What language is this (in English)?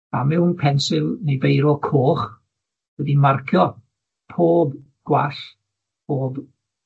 Welsh